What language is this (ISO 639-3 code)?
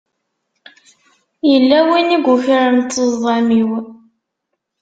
kab